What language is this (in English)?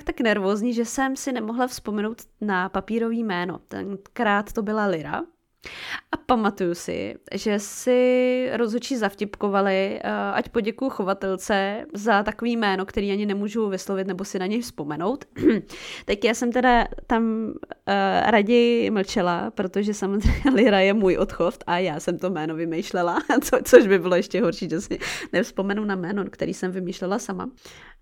Czech